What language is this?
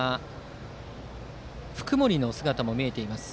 Japanese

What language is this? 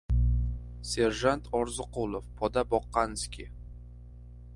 Uzbek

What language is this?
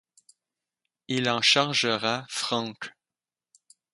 French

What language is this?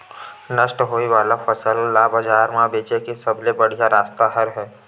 Chhattisgarhi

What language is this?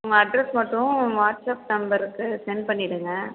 Tamil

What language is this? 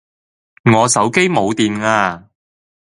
Cantonese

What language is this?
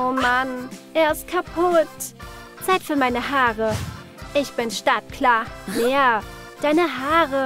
German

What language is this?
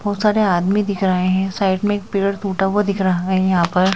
Hindi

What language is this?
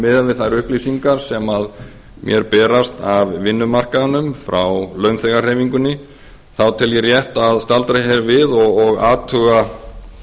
Icelandic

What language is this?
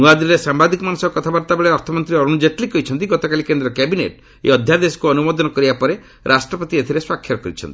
Odia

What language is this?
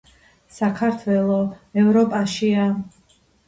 Georgian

